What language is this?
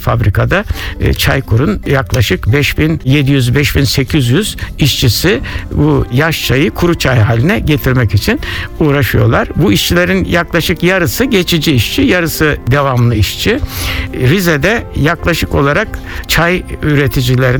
Turkish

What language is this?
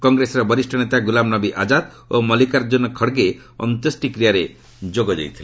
Odia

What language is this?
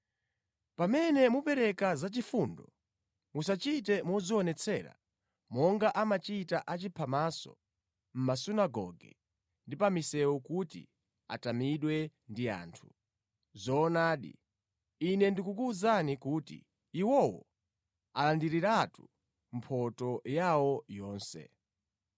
Nyanja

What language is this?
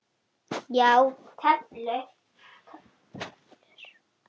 Icelandic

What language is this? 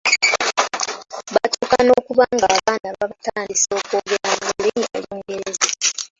Ganda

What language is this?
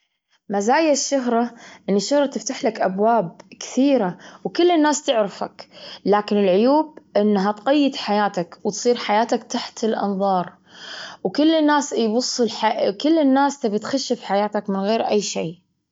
Gulf Arabic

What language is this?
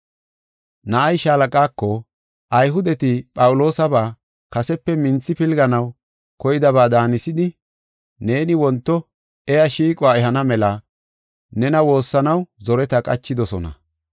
Gofa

